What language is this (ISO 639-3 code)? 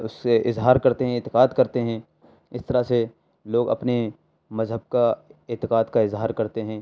urd